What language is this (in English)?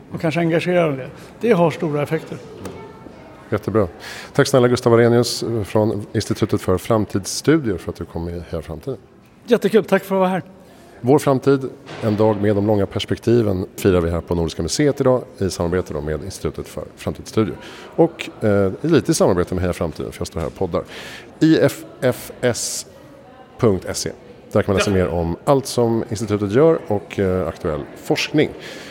Swedish